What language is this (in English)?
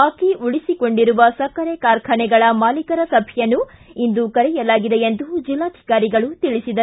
Kannada